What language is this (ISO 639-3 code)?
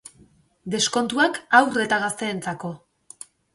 eus